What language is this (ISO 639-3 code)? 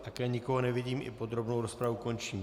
ces